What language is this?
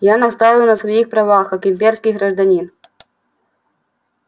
Russian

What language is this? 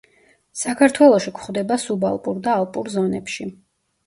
Georgian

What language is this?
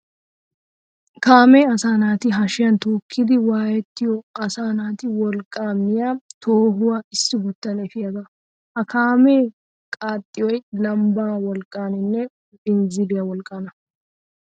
Wolaytta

